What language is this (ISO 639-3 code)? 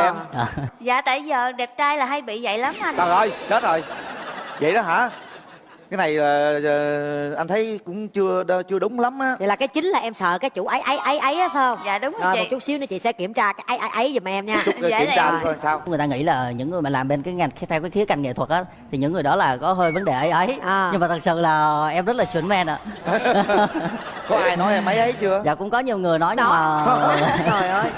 vie